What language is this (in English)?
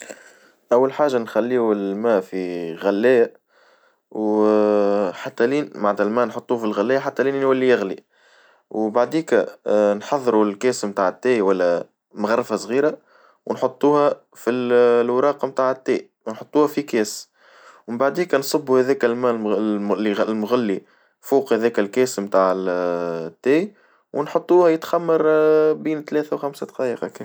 Tunisian Arabic